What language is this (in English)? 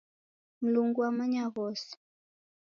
Taita